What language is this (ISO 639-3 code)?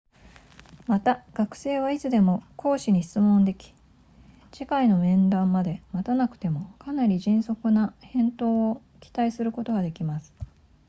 jpn